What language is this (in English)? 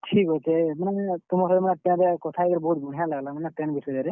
Odia